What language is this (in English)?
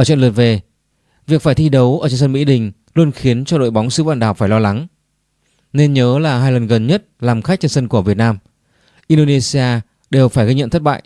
Vietnamese